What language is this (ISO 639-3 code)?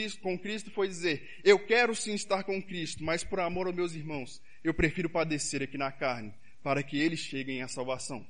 por